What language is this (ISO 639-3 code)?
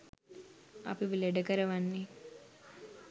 sin